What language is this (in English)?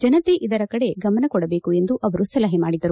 Kannada